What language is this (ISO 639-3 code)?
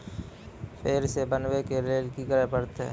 mai